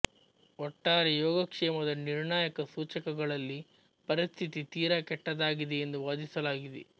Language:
Kannada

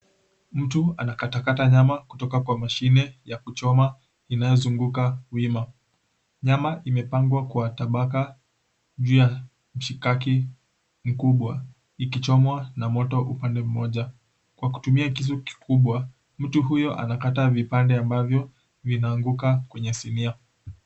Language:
Swahili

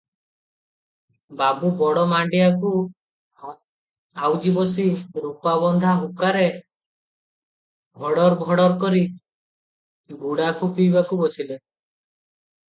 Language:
Odia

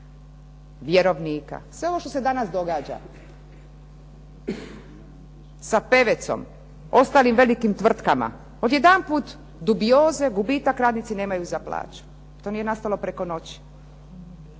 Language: Croatian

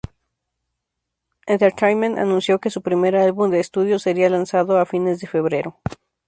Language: Spanish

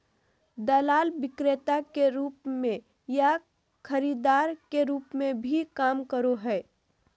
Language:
Magahi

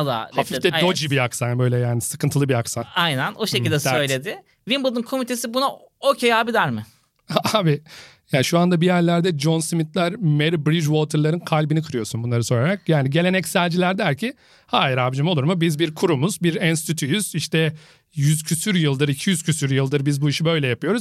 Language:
Turkish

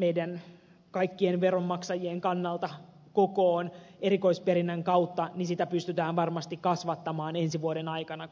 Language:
Finnish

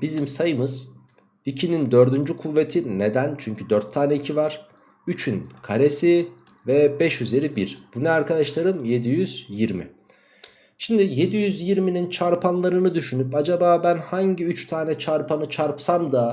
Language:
Turkish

